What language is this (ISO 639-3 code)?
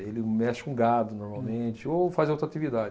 por